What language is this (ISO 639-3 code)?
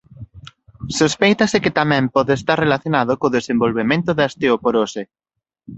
glg